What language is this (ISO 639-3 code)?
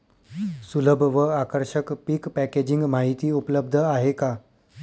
mar